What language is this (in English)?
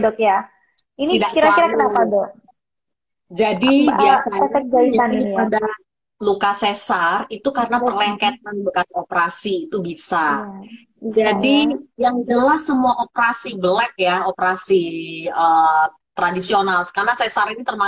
Indonesian